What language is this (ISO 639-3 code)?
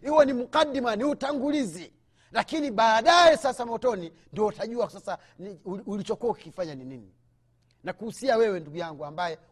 swa